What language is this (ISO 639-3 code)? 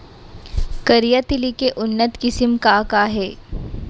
hne